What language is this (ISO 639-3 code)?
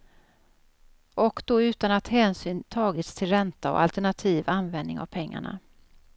swe